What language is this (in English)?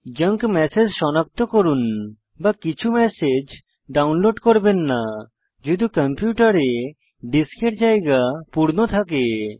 Bangla